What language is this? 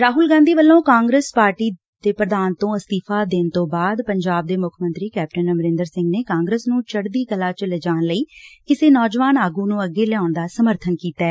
Punjabi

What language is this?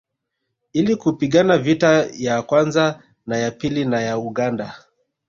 Swahili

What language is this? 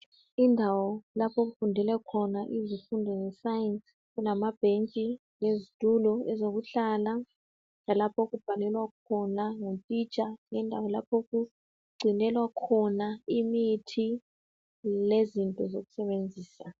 North Ndebele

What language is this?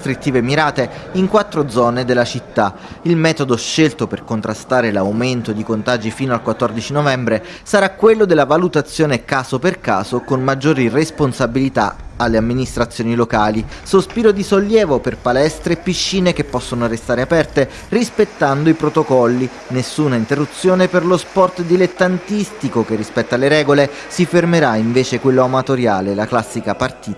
Italian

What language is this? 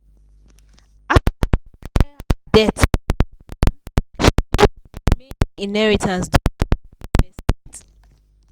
Nigerian Pidgin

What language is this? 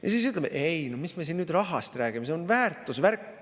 Estonian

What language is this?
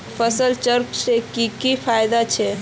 Magahi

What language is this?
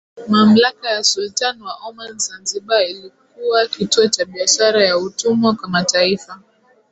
Swahili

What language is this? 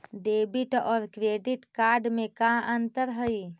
Magahi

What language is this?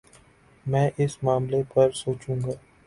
Urdu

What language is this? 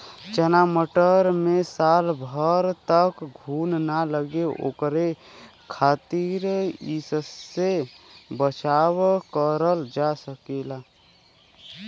Bhojpuri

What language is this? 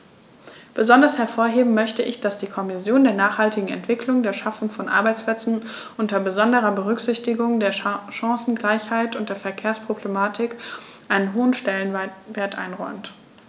German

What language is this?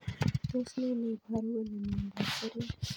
Kalenjin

